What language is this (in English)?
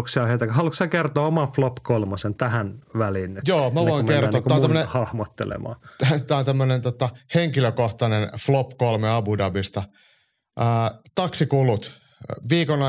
Finnish